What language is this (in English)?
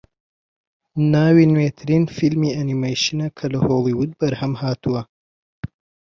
Central Kurdish